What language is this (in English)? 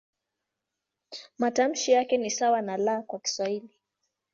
Swahili